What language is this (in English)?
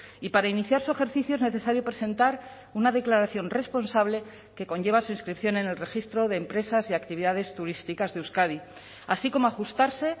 Spanish